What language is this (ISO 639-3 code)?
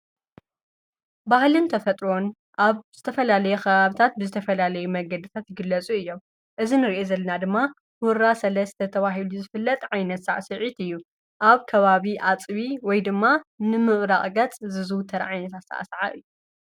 tir